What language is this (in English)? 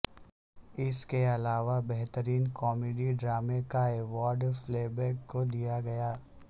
Urdu